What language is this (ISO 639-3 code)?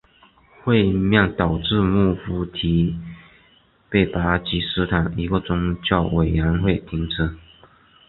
zho